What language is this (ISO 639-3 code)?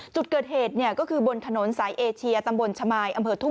tha